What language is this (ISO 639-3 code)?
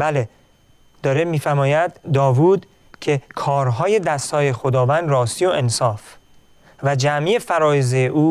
fas